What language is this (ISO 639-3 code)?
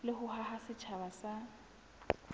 sot